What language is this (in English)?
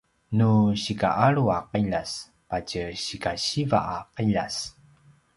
Paiwan